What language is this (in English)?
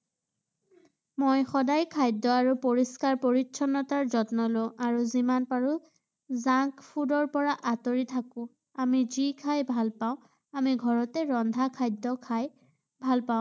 Assamese